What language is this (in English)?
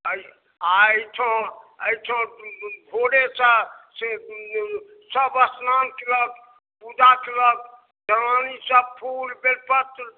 Maithili